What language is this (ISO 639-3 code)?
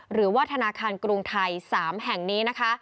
tha